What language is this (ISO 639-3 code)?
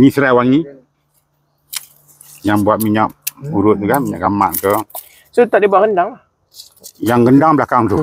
msa